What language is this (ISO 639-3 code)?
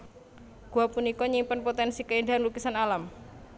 jav